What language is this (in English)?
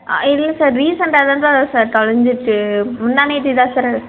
Tamil